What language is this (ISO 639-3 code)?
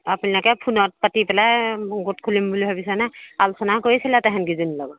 asm